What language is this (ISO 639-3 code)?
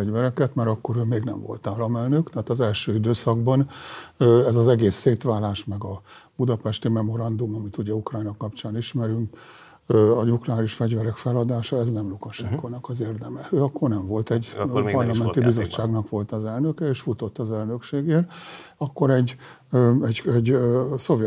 hun